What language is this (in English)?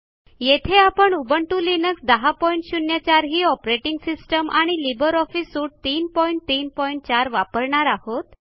Marathi